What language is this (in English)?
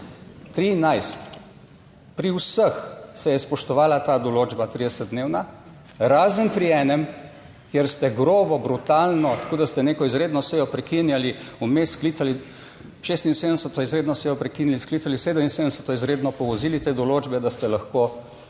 Slovenian